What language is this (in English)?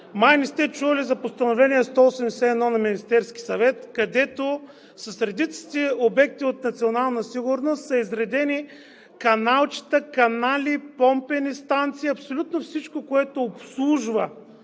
Bulgarian